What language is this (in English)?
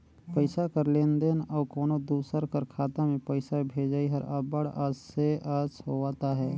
Chhattisgarhi